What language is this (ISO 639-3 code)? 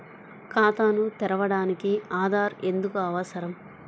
tel